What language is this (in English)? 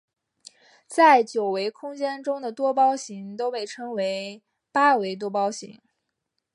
Chinese